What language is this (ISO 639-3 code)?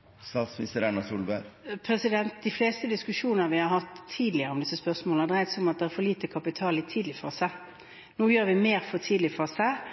nor